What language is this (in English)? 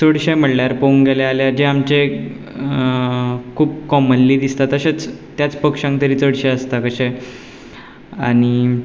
Konkani